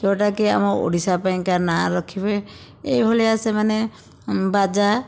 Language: Odia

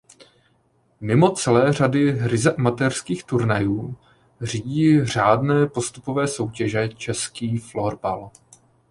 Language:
Czech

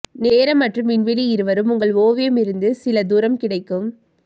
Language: Tamil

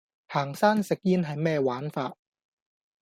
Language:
Cantonese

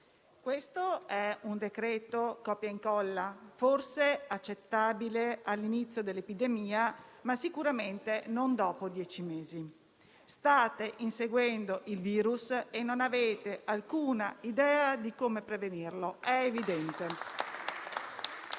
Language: Italian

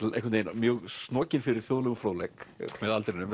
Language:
Icelandic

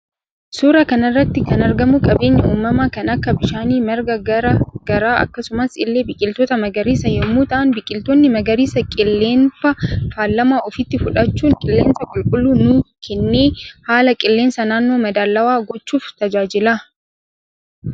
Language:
Oromo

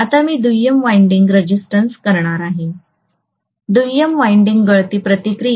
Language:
Marathi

